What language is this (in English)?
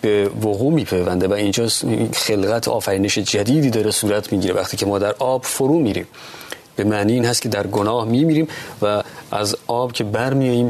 Persian